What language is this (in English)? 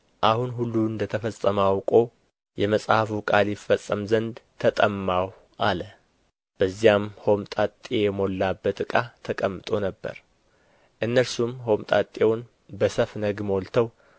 Amharic